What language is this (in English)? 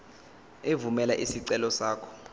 Zulu